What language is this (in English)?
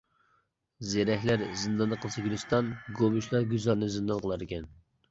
Uyghur